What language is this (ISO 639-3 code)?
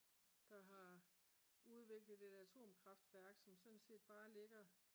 dan